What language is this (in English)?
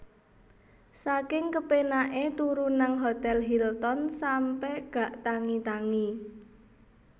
Javanese